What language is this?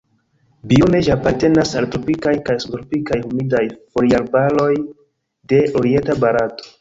Esperanto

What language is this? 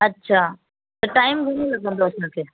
Sindhi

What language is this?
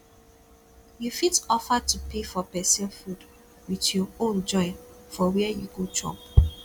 Nigerian Pidgin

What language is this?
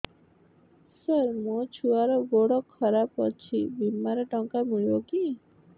Odia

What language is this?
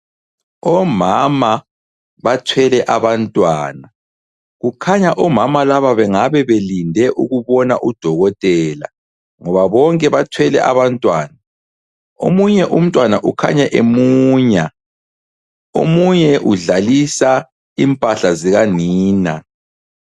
North Ndebele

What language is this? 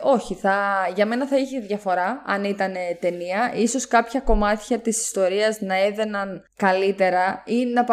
Greek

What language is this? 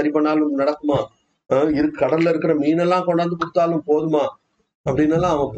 Tamil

